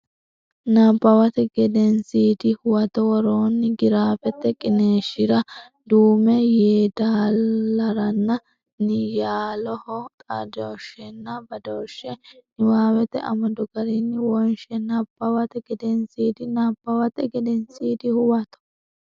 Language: Sidamo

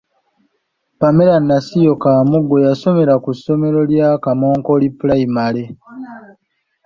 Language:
Ganda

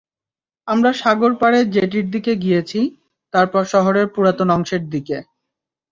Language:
Bangla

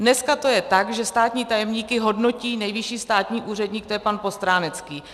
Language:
Czech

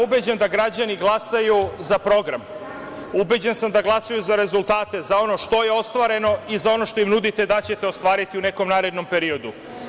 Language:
Serbian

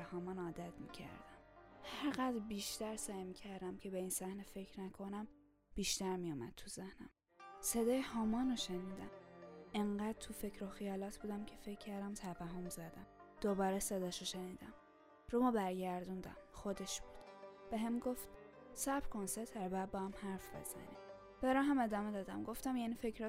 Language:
Persian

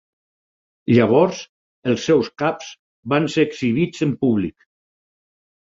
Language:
Catalan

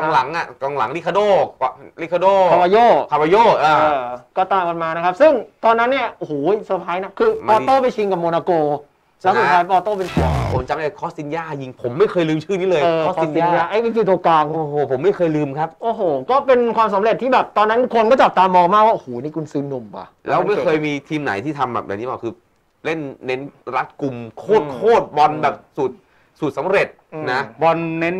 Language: Thai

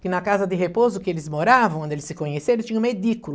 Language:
Portuguese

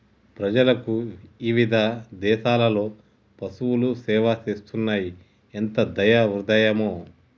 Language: Telugu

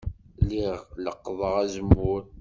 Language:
Kabyle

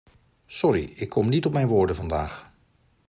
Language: Dutch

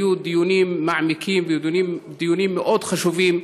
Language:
Hebrew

